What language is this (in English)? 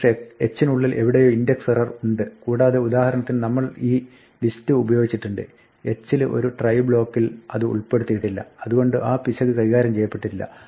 Malayalam